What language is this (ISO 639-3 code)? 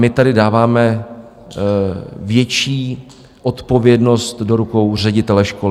ces